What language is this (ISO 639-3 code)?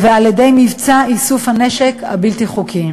heb